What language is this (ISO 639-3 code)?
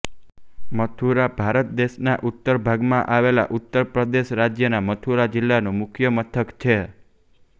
guj